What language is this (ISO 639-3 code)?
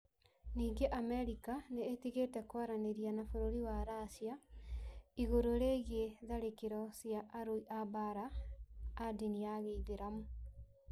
kik